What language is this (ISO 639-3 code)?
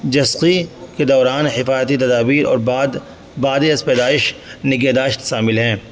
urd